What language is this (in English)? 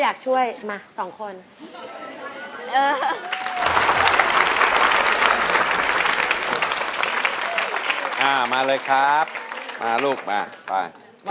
Thai